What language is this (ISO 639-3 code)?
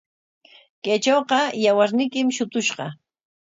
qwa